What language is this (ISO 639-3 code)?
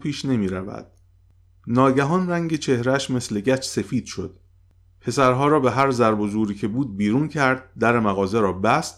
fas